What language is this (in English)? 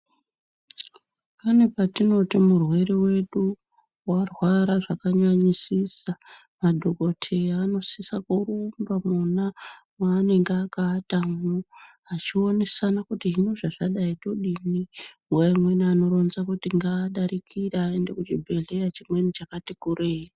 Ndau